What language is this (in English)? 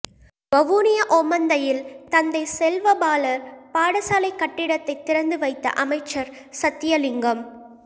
Tamil